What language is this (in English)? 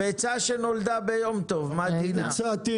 Hebrew